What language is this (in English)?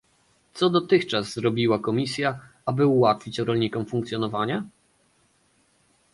Polish